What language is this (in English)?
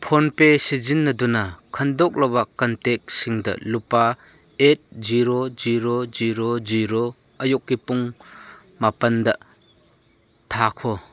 Manipuri